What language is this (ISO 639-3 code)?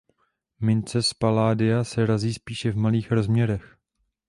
ces